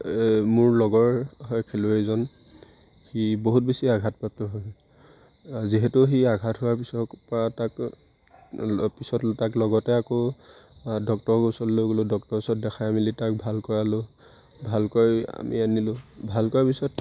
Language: Assamese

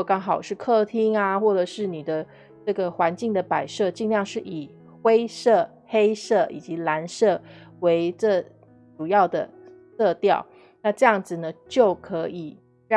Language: Chinese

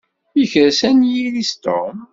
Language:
Kabyle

